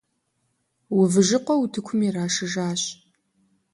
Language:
Kabardian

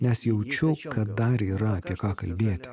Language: Lithuanian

